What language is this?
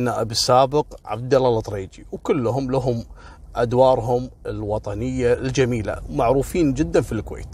Arabic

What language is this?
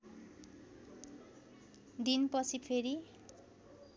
Nepali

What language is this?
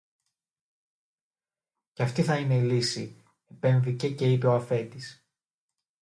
Greek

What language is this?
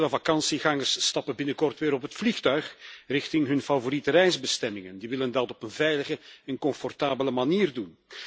Dutch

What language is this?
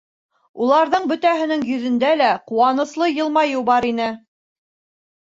Bashkir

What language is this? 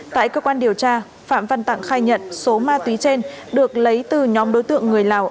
Vietnamese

